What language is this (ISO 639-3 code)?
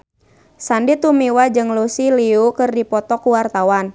sun